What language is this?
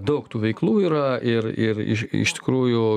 Lithuanian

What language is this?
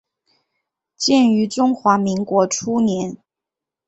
Chinese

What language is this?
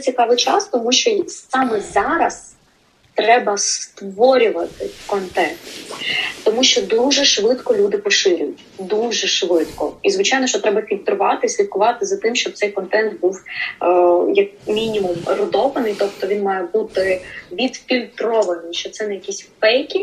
Ukrainian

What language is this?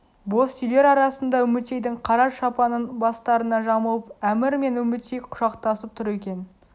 Kazakh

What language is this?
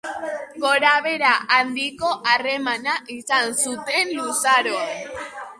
Basque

